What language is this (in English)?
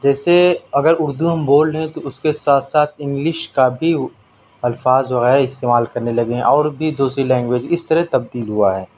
Urdu